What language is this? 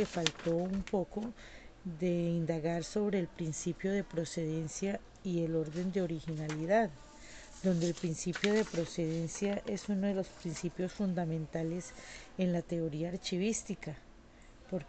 Spanish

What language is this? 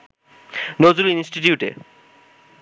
Bangla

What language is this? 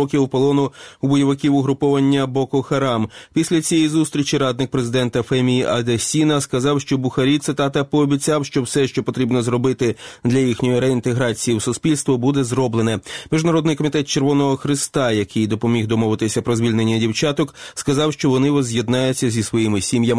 Ukrainian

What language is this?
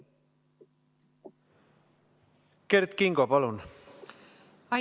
Estonian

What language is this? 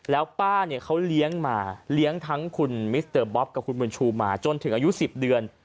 Thai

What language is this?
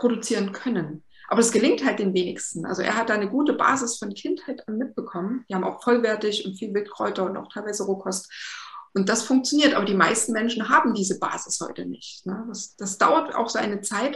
German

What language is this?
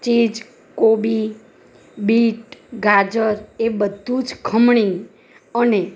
Gujarati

